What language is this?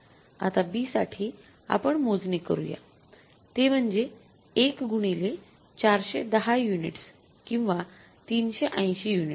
Marathi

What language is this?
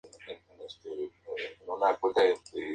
Spanish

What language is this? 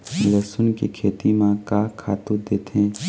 Chhattisgarhi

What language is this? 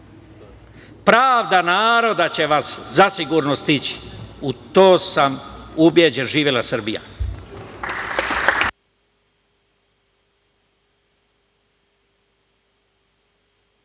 Serbian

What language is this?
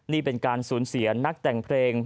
Thai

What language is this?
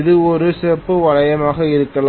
Tamil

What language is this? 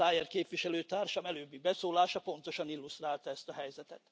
Hungarian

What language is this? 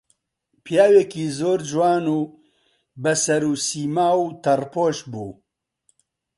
Central Kurdish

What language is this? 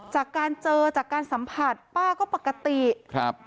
Thai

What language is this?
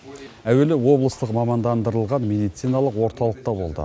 Kazakh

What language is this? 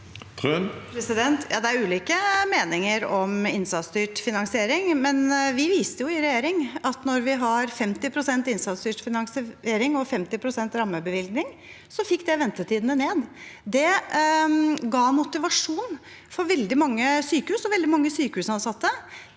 Norwegian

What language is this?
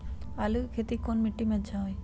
Magahi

